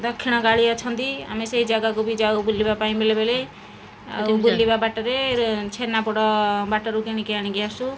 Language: Odia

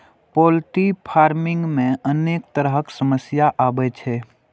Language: Maithili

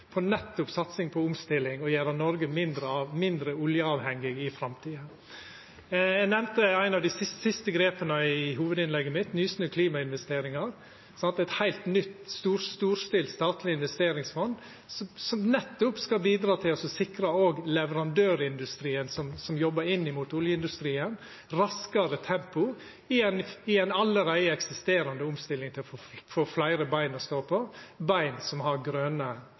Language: Norwegian Nynorsk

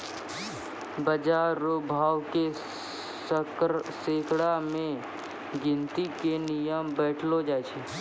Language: Maithili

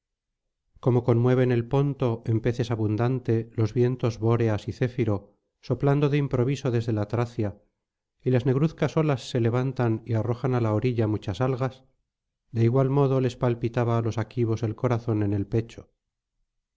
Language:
Spanish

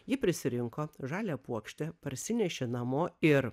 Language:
Lithuanian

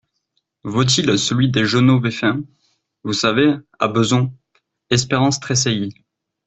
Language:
French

